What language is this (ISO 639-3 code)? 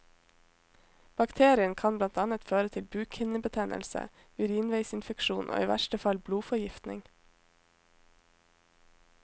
nor